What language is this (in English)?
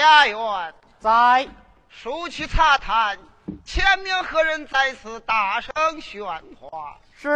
Chinese